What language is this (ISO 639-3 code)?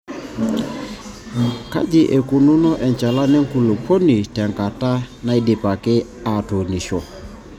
mas